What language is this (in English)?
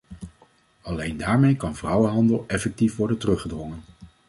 Dutch